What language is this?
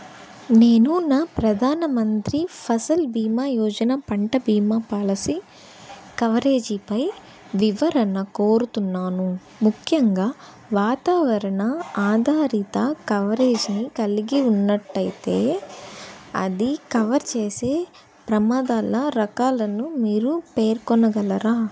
Telugu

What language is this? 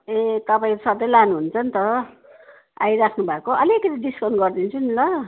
Nepali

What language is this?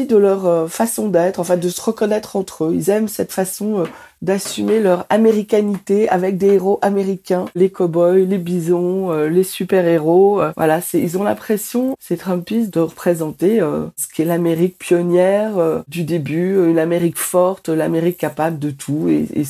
French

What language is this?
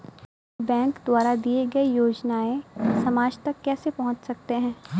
Hindi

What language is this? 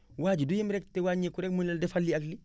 Wolof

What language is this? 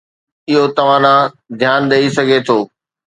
Sindhi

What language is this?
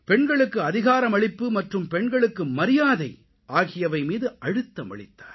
Tamil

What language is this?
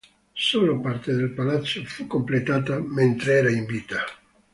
Italian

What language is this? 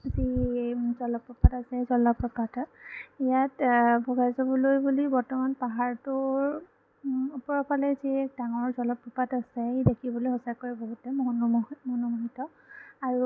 Assamese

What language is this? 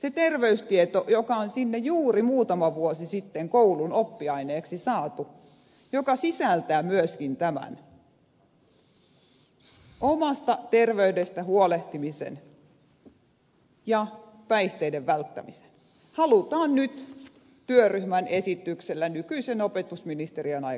Finnish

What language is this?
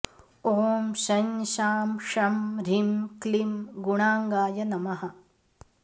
Sanskrit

